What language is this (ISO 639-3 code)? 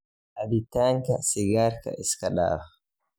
som